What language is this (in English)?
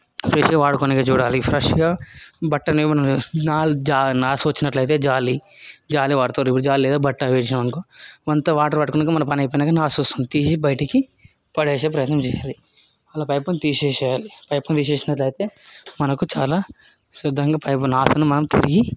Telugu